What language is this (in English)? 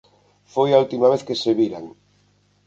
Galician